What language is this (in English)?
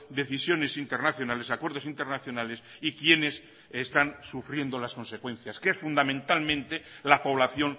Spanish